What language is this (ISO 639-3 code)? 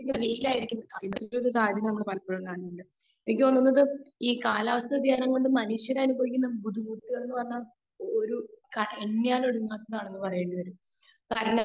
mal